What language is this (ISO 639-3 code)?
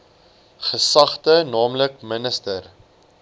afr